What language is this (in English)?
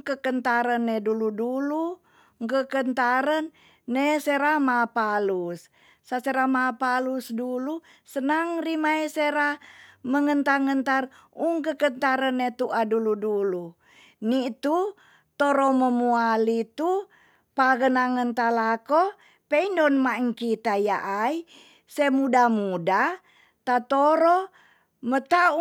Tonsea